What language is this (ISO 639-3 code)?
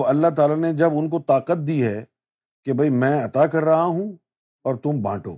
urd